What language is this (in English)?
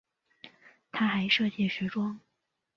Chinese